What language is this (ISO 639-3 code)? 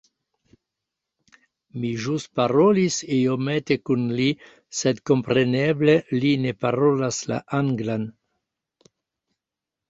epo